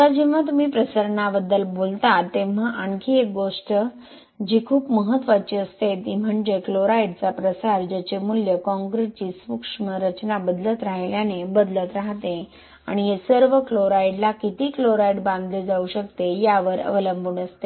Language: Marathi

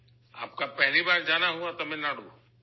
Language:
Urdu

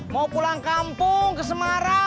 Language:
Indonesian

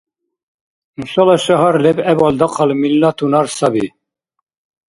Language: Dargwa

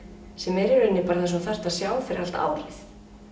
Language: Icelandic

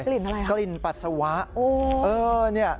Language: Thai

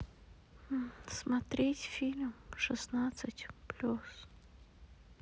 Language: Russian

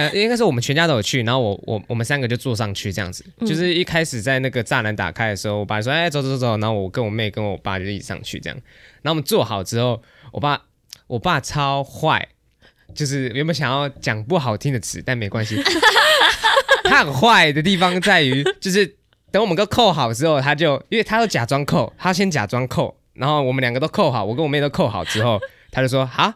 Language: Chinese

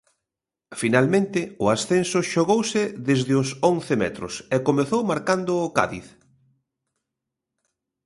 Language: Galician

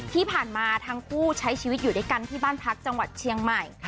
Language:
Thai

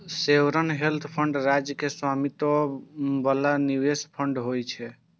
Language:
Maithili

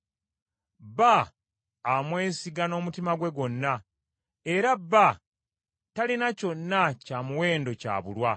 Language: Ganda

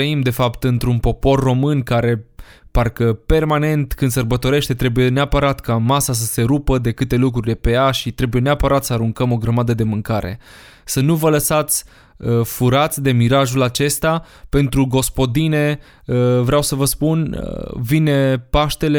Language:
Romanian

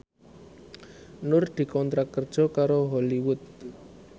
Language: Javanese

